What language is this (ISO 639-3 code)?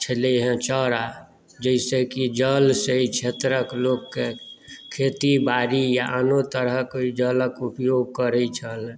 mai